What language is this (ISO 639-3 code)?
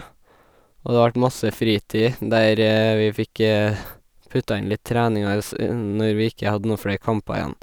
nor